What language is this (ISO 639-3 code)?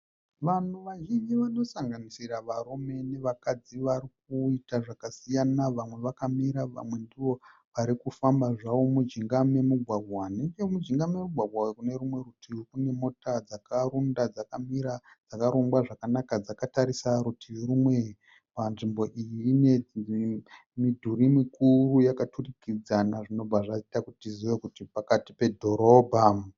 sna